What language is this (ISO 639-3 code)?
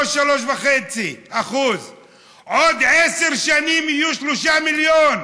heb